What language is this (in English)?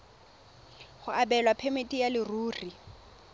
Tswana